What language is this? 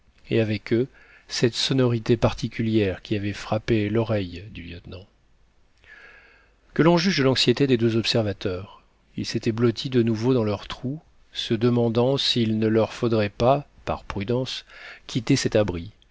French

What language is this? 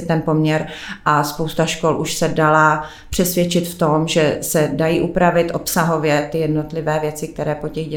Czech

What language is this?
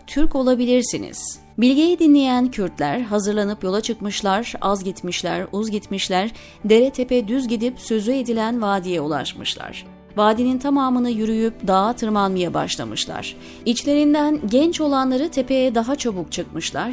Turkish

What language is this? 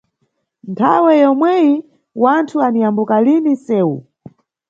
Nyungwe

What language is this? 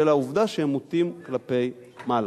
Hebrew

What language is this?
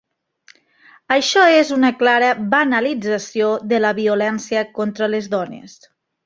Catalan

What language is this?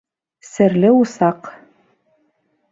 Bashkir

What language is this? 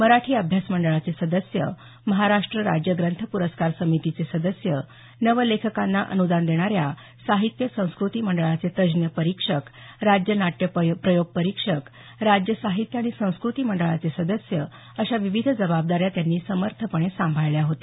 Marathi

